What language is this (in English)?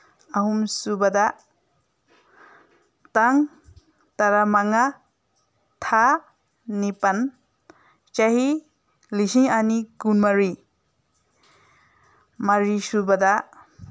Manipuri